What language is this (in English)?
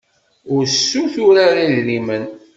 Kabyle